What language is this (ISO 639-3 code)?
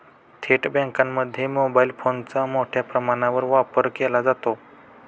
mar